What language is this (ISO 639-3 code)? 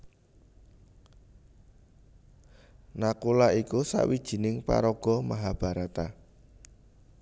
jav